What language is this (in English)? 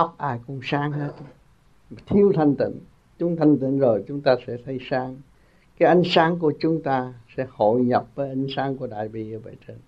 Vietnamese